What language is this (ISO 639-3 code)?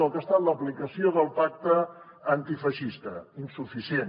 cat